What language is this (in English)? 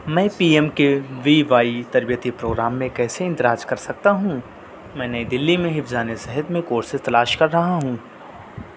Urdu